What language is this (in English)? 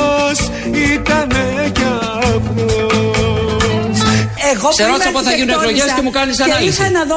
Greek